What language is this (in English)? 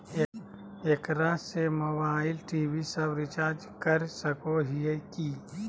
Magahi